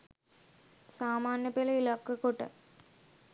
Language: Sinhala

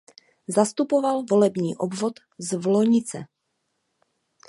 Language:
Czech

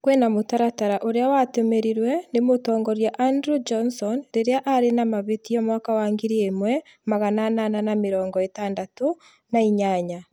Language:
Kikuyu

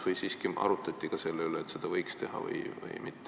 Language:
Estonian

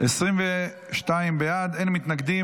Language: Hebrew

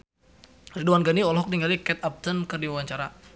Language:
Sundanese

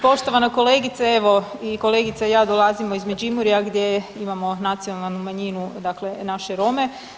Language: Croatian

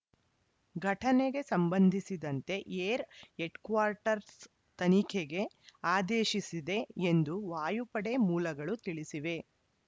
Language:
Kannada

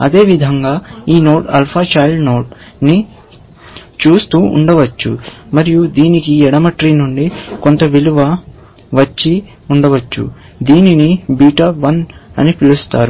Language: Telugu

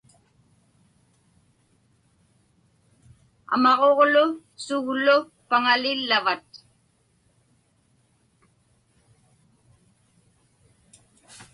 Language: Inupiaq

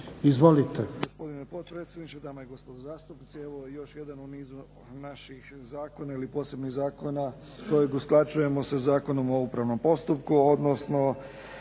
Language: Croatian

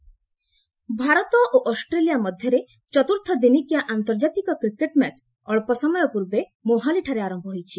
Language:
Odia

